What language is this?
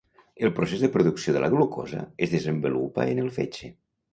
Catalan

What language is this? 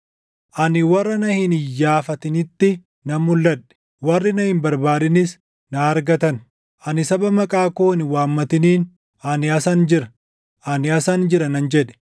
Oromo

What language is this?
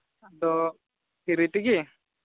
Santali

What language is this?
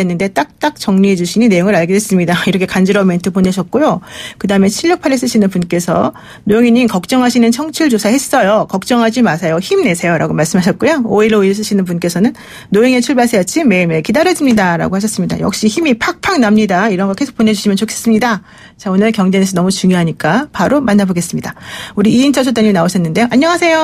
Korean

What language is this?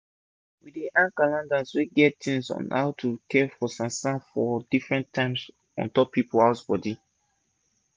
Nigerian Pidgin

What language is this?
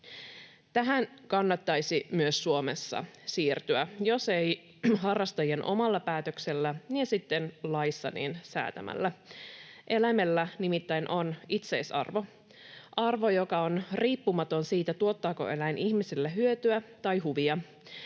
Finnish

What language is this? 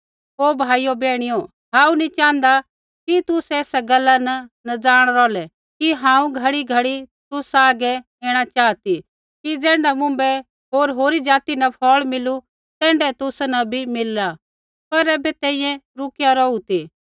Kullu Pahari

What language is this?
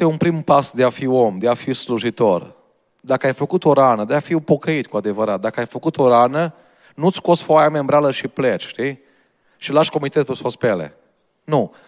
Romanian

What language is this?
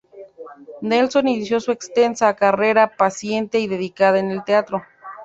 Spanish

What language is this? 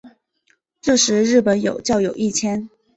Chinese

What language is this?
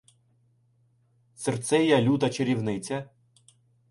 Ukrainian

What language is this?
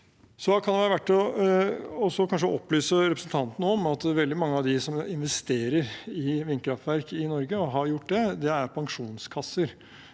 Norwegian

